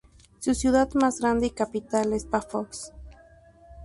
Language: Spanish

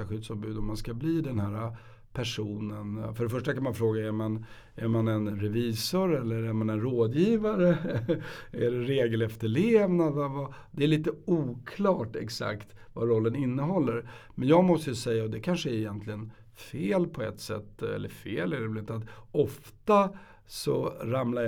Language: Swedish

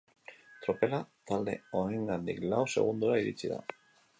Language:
Basque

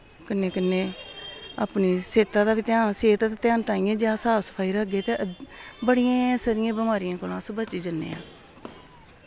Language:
Dogri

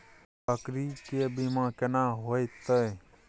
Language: Maithili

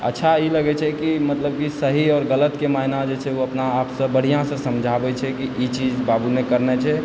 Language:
Maithili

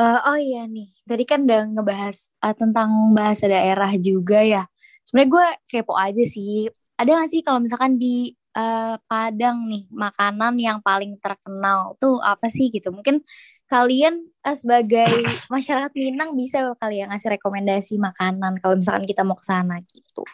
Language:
Indonesian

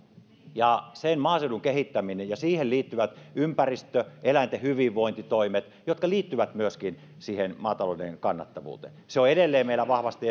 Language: Finnish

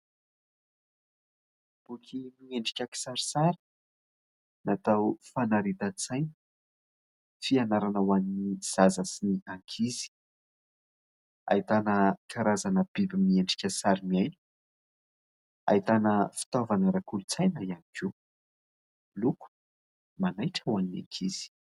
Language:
Malagasy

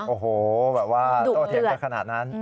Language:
Thai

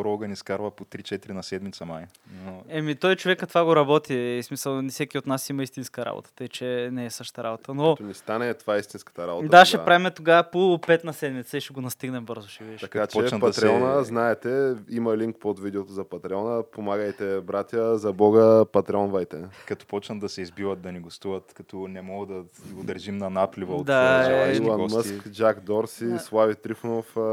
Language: Bulgarian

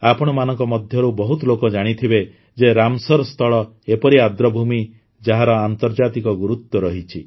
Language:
Odia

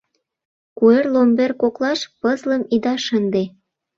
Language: Mari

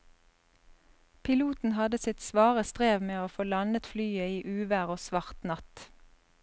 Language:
Norwegian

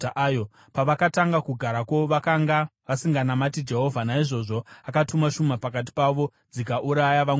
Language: Shona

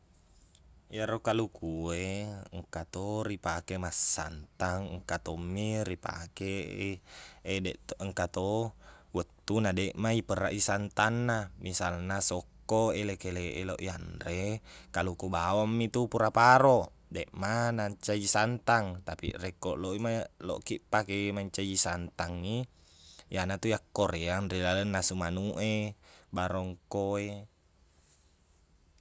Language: Buginese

